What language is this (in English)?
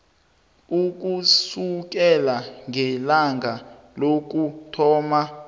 South Ndebele